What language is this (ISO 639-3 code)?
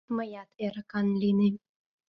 chm